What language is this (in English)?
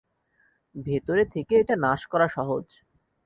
Bangla